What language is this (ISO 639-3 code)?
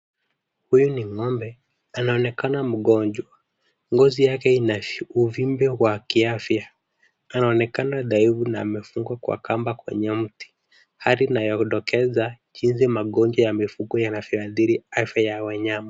swa